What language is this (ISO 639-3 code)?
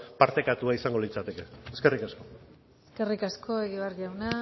eus